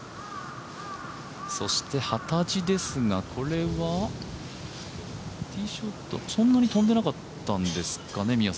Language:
Japanese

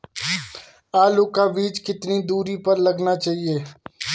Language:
Hindi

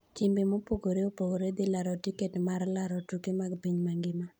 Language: Luo (Kenya and Tanzania)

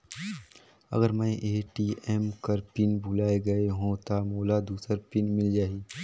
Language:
Chhattisgarhi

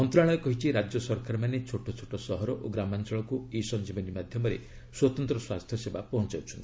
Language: Odia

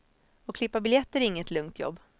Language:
Swedish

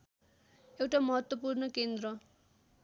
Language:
Nepali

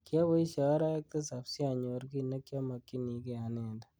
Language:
Kalenjin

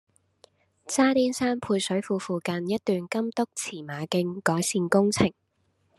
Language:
Cantonese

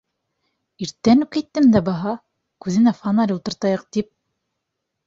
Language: Bashkir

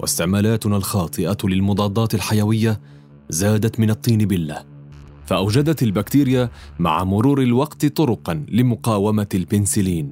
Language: Arabic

